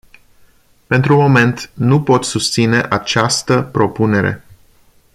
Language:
Romanian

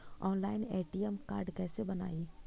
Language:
Magahi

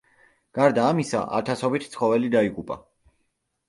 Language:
Georgian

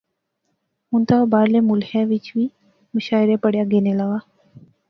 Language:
Pahari-Potwari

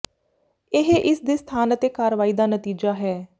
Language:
Punjabi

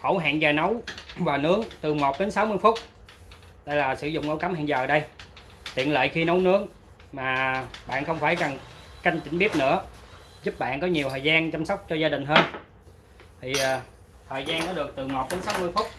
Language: Vietnamese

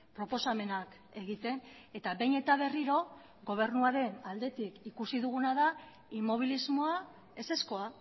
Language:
Basque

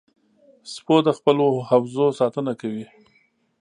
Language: Pashto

